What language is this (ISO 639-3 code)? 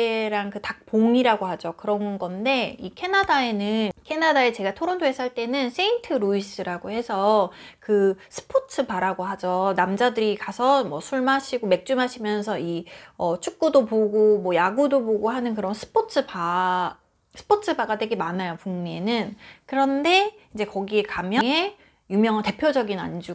kor